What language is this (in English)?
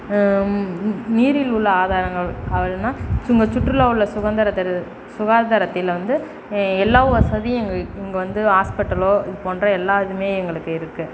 Tamil